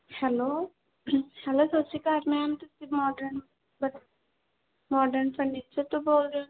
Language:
Punjabi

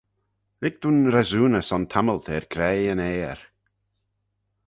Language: Manx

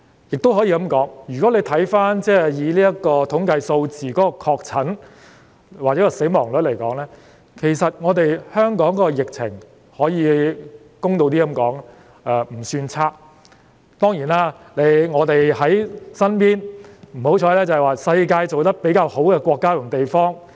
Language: Cantonese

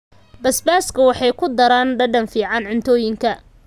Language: Somali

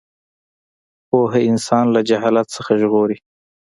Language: Pashto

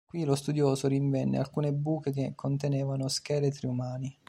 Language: Italian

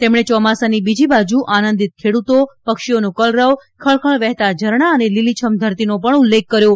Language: Gujarati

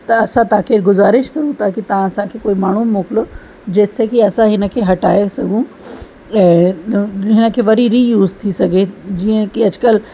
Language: Sindhi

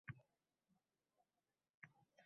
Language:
Uzbek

